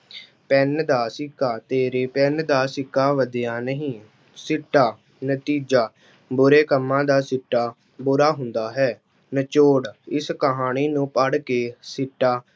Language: Punjabi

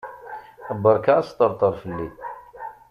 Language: Kabyle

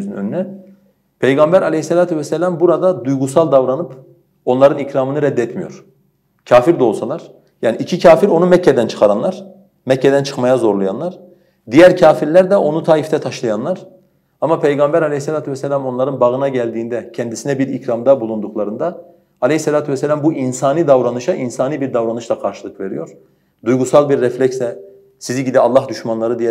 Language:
Turkish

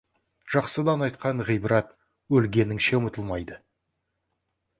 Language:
Kazakh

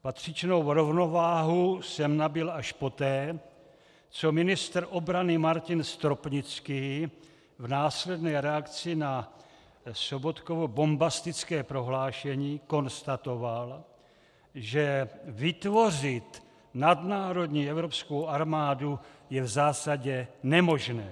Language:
Czech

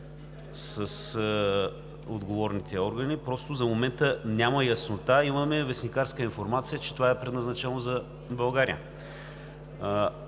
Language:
Bulgarian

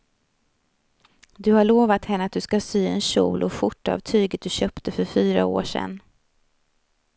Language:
Swedish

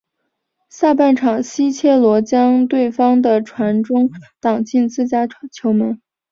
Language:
Chinese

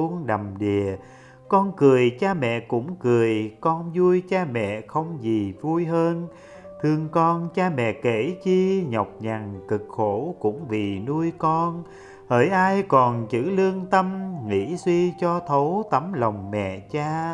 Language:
Vietnamese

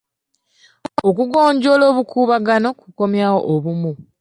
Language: Ganda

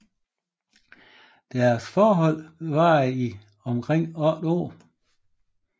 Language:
Danish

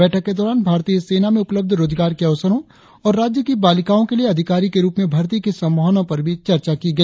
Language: Hindi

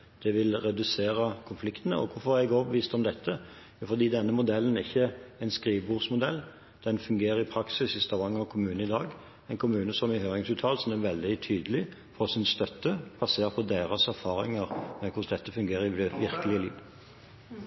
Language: Norwegian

